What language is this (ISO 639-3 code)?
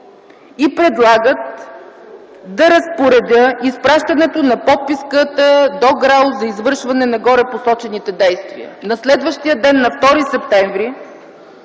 bul